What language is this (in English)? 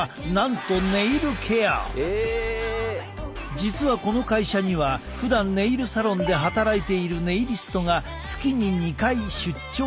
Japanese